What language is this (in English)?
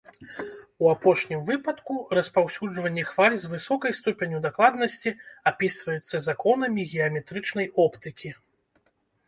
Belarusian